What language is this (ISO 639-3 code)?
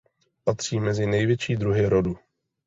ces